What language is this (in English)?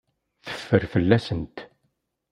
Kabyle